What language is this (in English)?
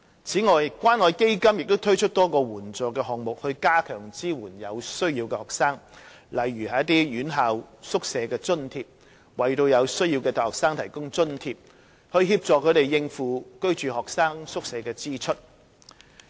Cantonese